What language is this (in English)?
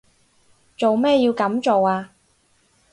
Cantonese